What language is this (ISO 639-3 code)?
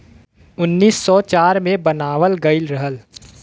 bho